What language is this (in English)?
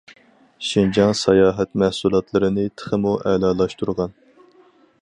Uyghur